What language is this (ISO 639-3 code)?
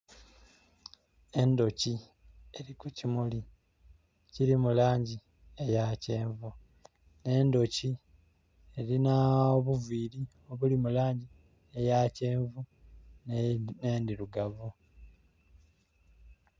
xog